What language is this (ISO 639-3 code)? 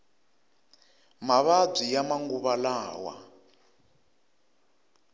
tso